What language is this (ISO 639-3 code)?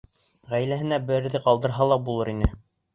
bak